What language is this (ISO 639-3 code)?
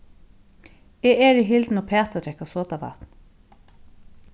fao